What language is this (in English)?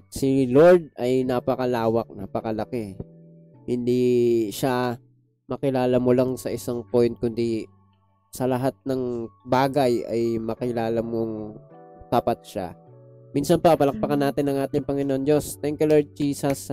Filipino